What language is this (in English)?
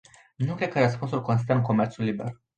Romanian